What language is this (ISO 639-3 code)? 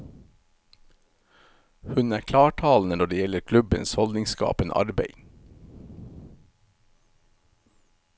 nor